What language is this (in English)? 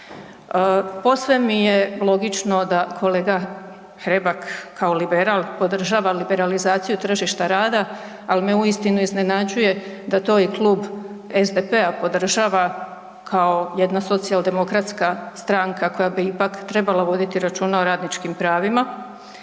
Croatian